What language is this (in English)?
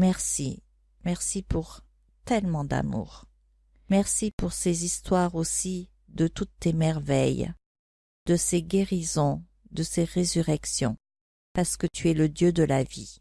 French